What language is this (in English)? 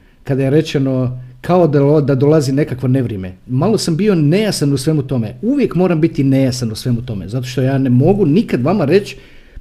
Croatian